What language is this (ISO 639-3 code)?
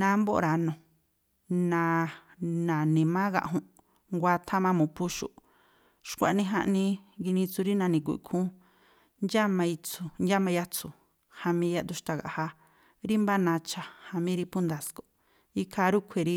tpl